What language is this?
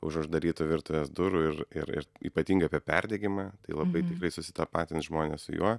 Lithuanian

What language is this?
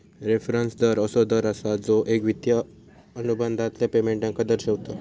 Marathi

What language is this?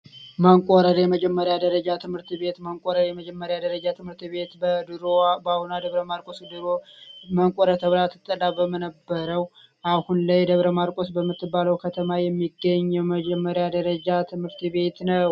Amharic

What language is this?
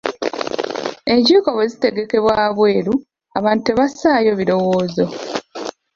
Ganda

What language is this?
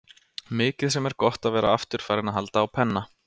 Icelandic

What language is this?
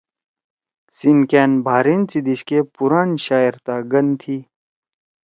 Torwali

